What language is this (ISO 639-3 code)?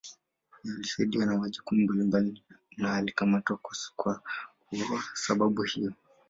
swa